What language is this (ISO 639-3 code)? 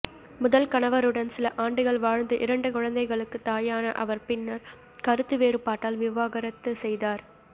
tam